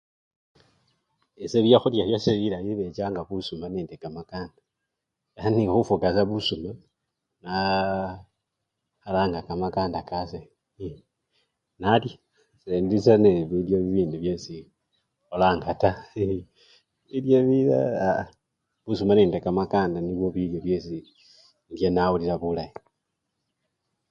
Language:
Luyia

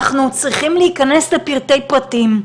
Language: Hebrew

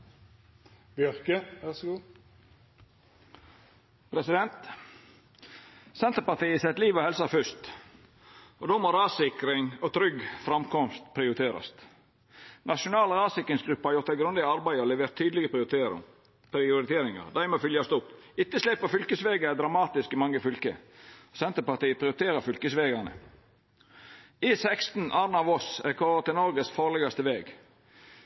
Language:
Norwegian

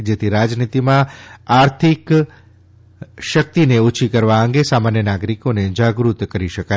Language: Gujarati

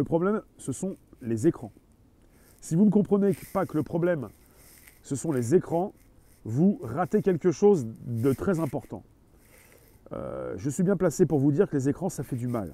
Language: French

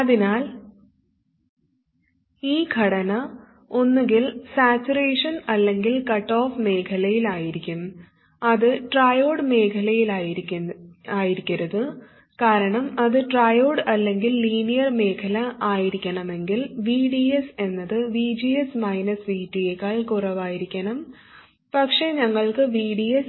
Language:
Malayalam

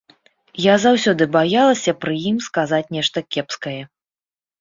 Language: Belarusian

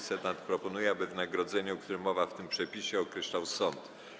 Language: Polish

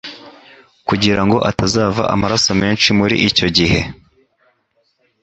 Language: Kinyarwanda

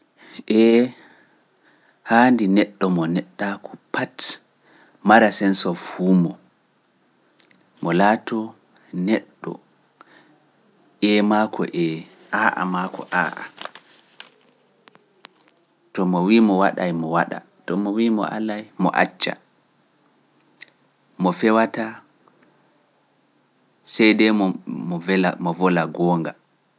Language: Pular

